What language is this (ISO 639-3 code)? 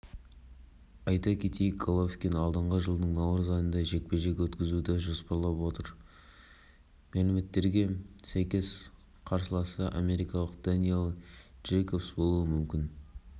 kaz